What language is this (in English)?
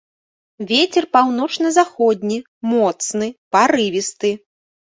Belarusian